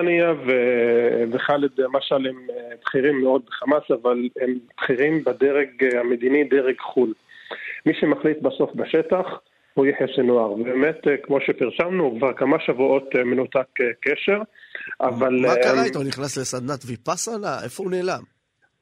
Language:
Hebrew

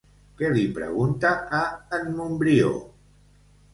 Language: Catalan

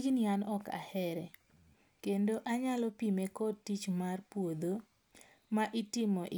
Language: Luo (Kenya and Tanzania)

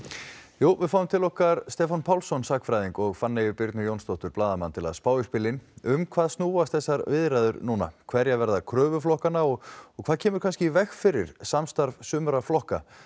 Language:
Icelandic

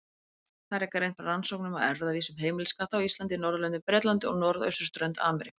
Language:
Icelandic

